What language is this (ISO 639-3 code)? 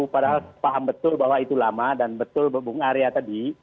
ind